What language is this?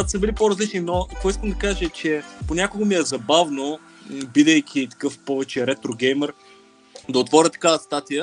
Bulgarian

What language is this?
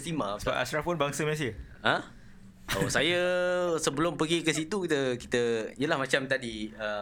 Malay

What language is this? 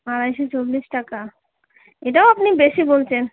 Bangla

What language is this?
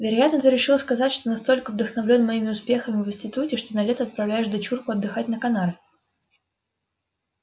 Russian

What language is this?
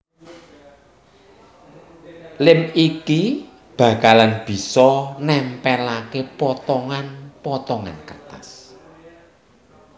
Javanese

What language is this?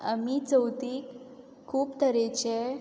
Konkani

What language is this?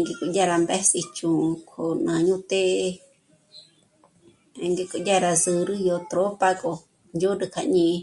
Michoacán Mazahua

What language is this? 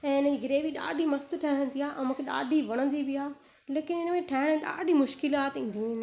Sindhi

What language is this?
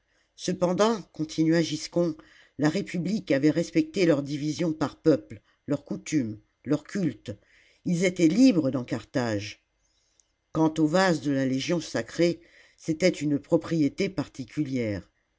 French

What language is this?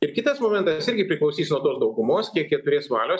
Lithuanian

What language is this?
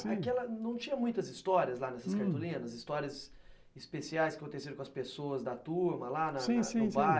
Portuguese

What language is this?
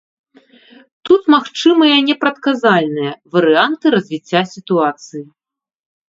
Belarusian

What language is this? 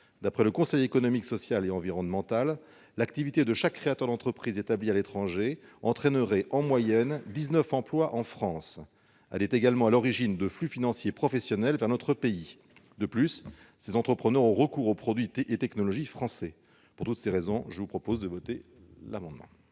French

